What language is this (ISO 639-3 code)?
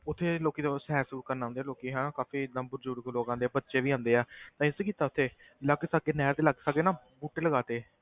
pan